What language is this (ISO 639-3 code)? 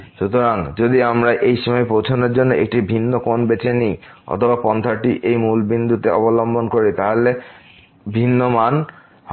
ben